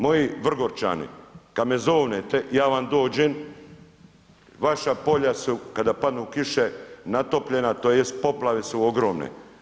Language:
Croatian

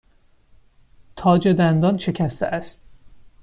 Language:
Persian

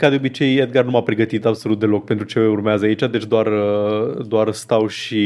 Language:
Romanian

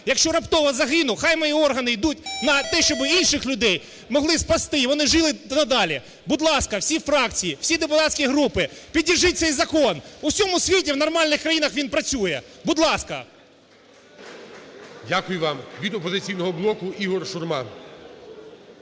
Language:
Ukrainian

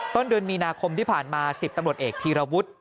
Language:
Thai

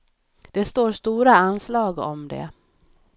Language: Swedish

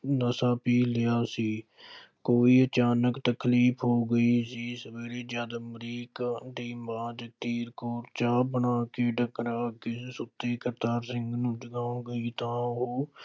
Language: Punjabi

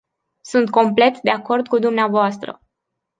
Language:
Romanian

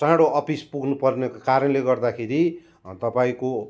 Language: Nepali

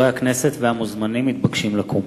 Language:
Hebrew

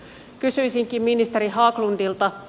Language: Finnish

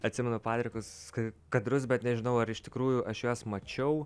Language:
Lithuanian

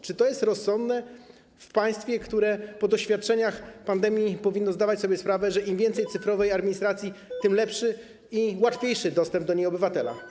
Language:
Polish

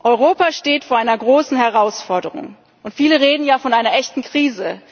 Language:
German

